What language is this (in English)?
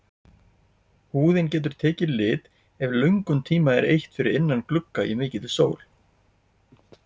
Icelandic